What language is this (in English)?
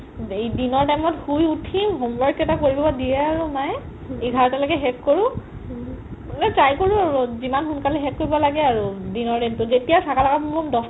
Assamese